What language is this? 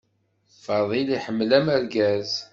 Kabyle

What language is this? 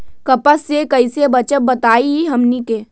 Magahi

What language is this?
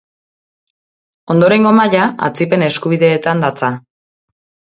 Basque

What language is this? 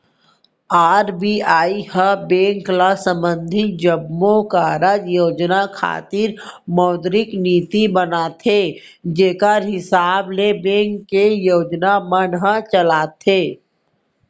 Chhattisgarhi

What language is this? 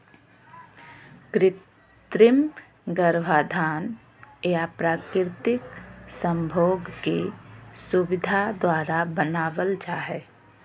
Magahi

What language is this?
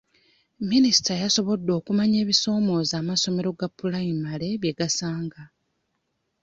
Ganda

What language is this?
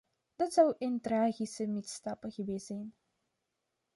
Dutch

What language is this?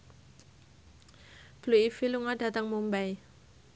Javanese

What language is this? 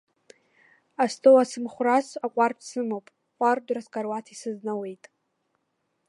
Abkhazian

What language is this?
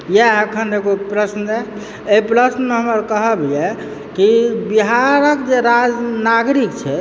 Maithili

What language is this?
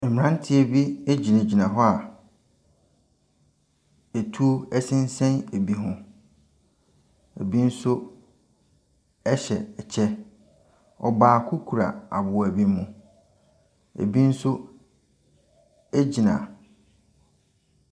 Akan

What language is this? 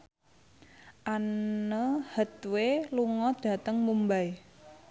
Javanese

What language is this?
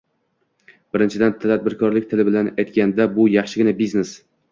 Uzbek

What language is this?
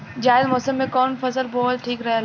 Bhojpuri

